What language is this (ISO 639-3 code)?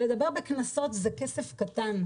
heb